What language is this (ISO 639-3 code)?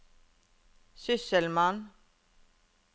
nor